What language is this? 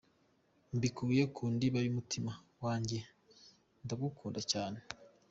Kinyarwanda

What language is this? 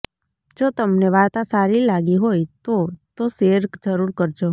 Gujarati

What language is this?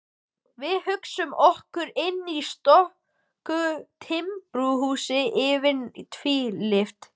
Icelandic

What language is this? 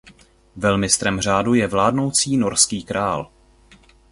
Czech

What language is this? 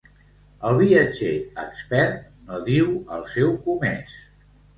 Catalan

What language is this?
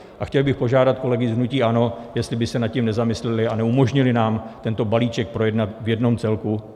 Czech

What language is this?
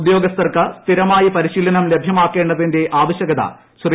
Malayalam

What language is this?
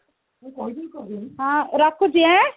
Odia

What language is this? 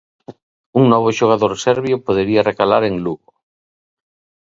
Galician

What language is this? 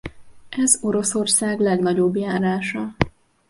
Hungarian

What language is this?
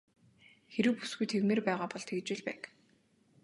Mongolian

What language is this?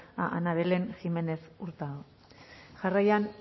Basque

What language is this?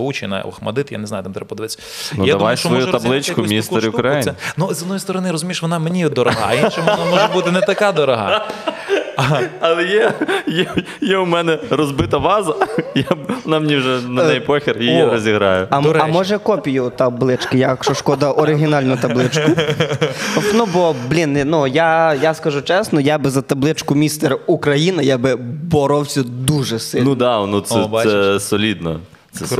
Ukrainian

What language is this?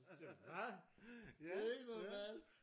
Danish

